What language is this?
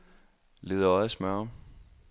Danish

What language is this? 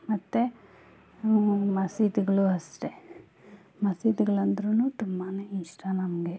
Kannada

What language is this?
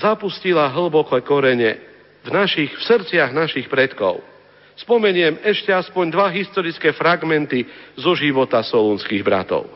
Slovak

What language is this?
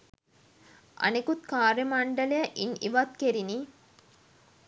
Sinhala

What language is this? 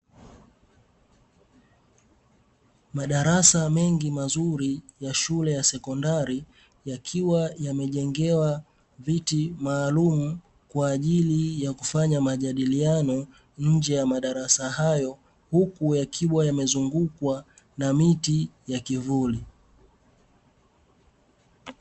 Swahili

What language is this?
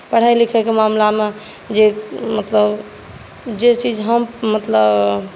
Maithili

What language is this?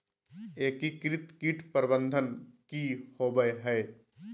Magahi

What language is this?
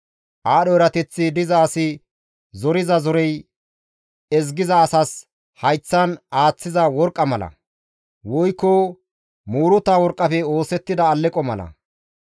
Gamo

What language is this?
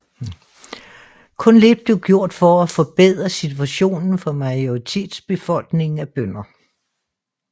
Danish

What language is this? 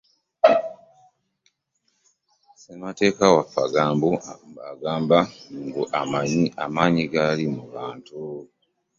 Ganda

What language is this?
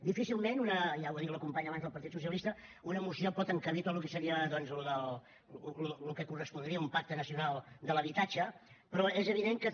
Catalan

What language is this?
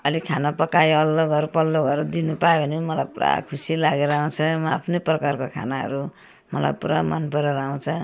Nepali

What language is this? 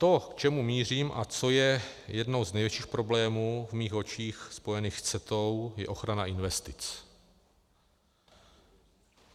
Czech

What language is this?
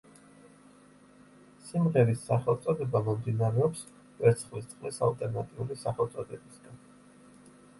Georgian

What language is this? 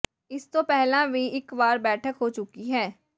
Punjabi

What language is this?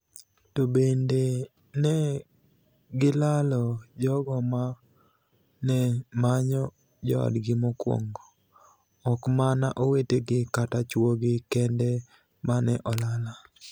Luo (Kenya and Tanzania)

